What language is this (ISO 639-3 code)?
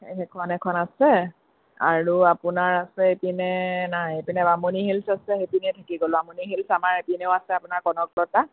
asm